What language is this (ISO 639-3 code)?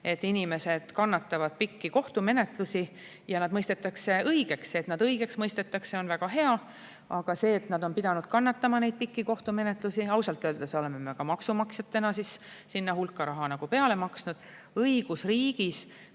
est